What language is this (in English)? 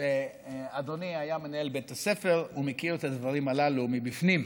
Hebrew